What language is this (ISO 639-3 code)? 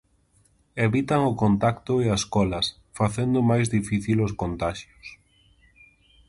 glg